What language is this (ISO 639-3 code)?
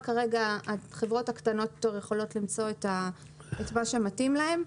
heb